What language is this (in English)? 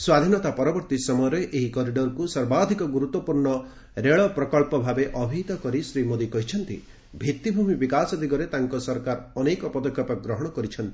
Odia